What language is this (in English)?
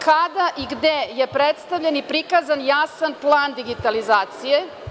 Serbian